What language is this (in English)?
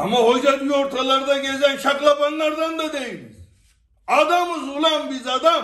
Turkish